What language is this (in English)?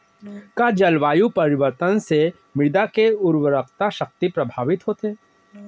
Chhattisgarhi